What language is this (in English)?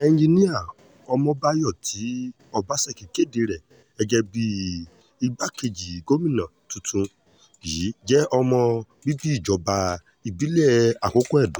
Yoruba